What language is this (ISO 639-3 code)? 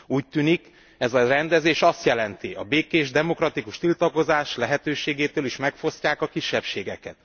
hun